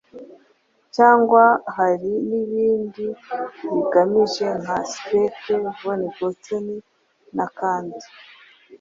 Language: Kinyarwanda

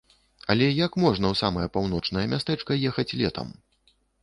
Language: Belarusian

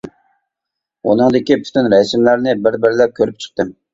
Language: Uyghur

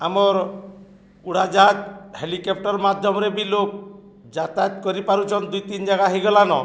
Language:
Odia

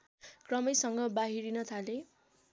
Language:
Nepali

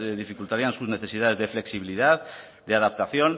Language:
Spanish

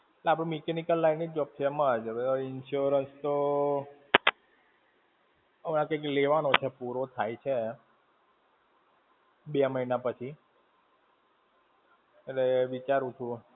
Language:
Gujarati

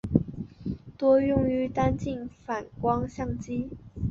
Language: Chinese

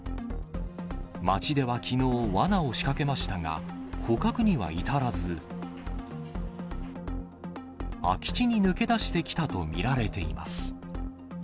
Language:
Japanese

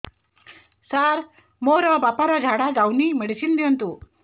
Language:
Odia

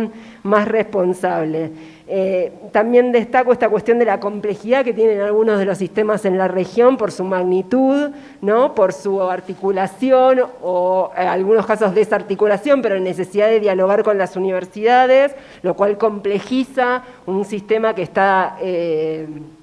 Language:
Spanish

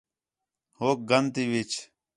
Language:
Khetrani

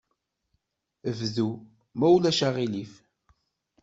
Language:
Kabyle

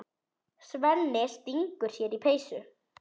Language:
Icelandic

